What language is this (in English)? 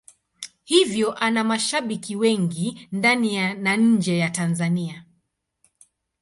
Swahili